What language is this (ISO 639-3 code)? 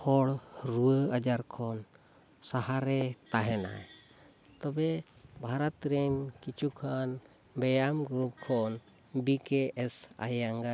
sat